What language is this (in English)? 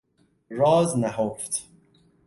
Persian